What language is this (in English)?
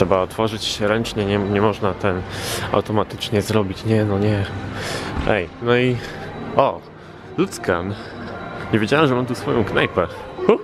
Polish